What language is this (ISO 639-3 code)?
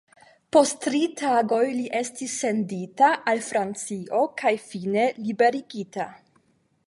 epo